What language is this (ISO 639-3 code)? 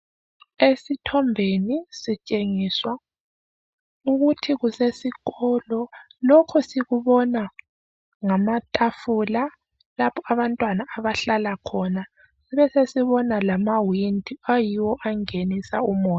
nde